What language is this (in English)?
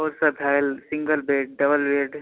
Maithili